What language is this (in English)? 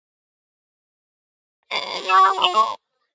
Georgian